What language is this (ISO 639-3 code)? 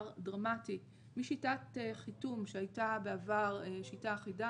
heb